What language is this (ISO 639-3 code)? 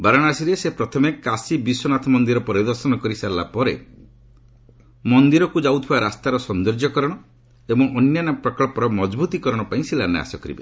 ori